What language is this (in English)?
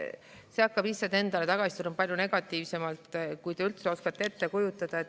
Estonian